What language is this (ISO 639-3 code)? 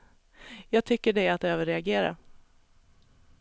swe